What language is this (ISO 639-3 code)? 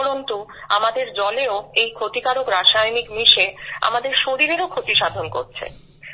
ben